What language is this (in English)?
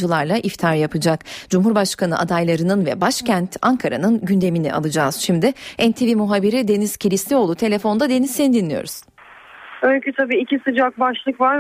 Turkish